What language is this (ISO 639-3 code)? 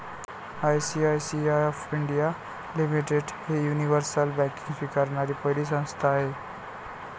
mar